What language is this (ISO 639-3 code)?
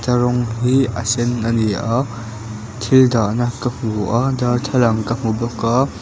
lus